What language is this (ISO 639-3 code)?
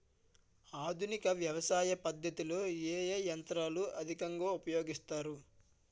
tel